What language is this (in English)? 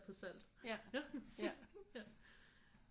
Danish